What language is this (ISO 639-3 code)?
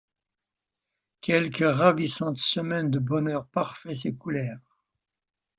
fra